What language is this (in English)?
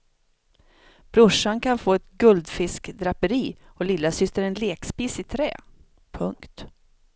Swedish